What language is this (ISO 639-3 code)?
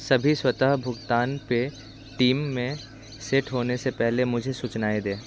hin